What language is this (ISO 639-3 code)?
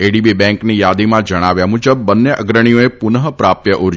guj